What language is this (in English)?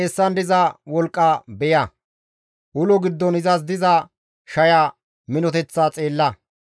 Gamo